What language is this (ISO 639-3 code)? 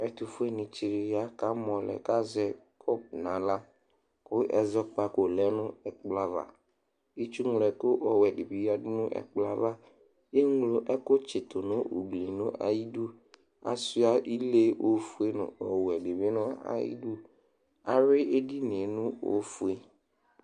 kpo